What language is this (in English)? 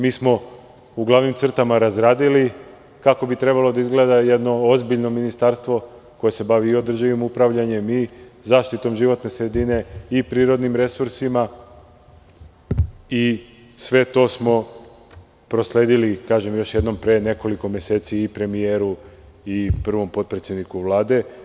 Serbian